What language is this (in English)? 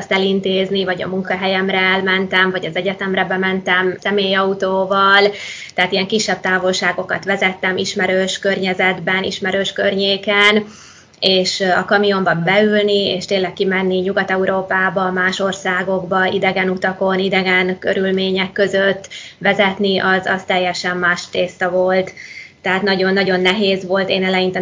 Hungarian